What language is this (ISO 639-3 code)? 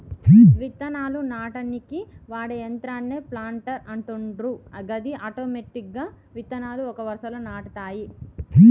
tel